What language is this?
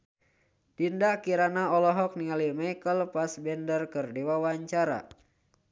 Sundanese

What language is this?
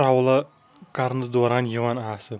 Kashmiri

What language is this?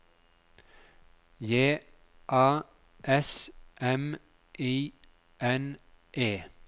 Norwegian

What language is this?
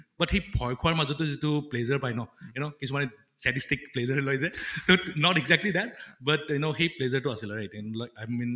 Assamese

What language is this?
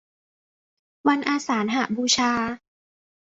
Thai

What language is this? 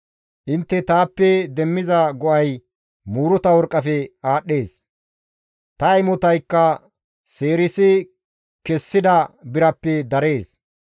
Gamo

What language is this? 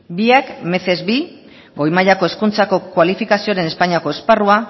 Basque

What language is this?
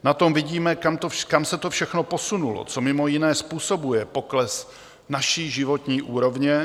Czech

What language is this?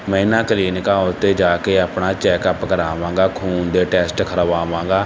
Punjabi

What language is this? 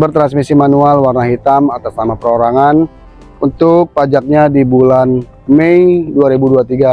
Indonesian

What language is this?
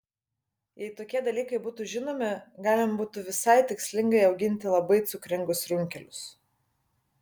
Lithuanian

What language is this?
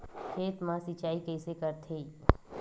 Chhattisgarhi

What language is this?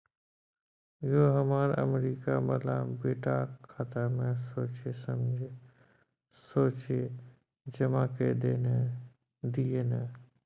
Maithili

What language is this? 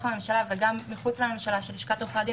Hebrew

